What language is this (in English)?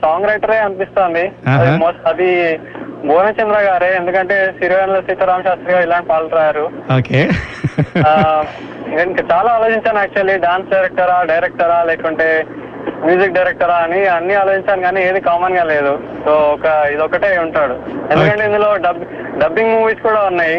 Telugu